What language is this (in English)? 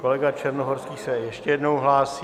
Czech